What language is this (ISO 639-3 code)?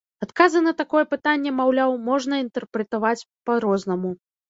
bel